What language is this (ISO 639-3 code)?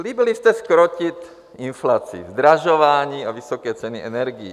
ces